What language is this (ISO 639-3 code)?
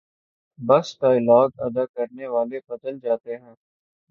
urd